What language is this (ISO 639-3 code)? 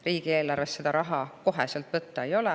est